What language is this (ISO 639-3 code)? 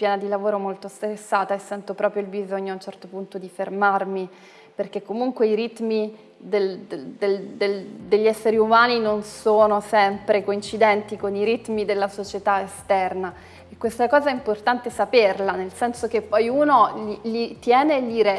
ita